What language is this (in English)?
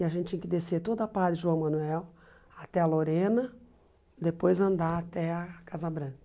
Portuguese